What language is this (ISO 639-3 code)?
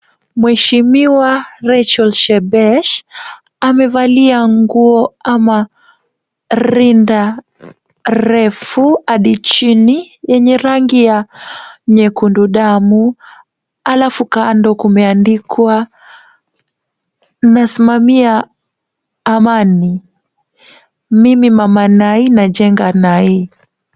swa